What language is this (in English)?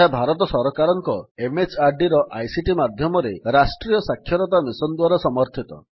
Odia